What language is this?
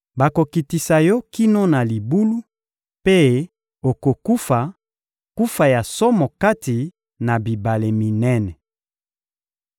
Lingala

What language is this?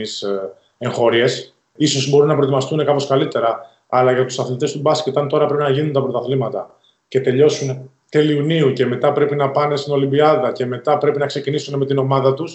Greek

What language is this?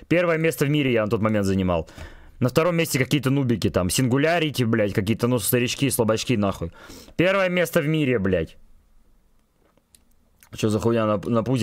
Russian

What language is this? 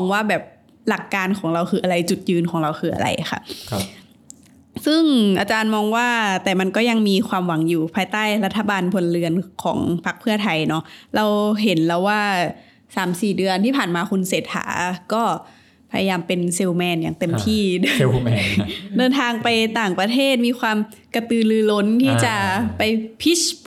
Thai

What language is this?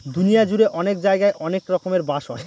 Bangla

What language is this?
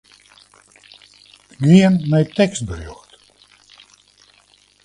Western Frisian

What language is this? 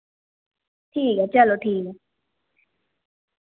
Dogri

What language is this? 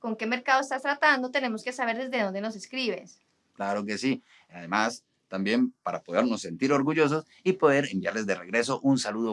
Spanish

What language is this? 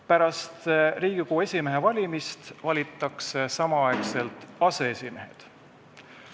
Estonian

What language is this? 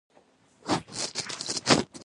Pashto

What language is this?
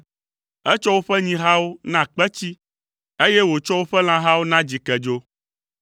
Ewe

